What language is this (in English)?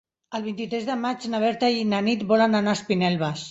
Catalan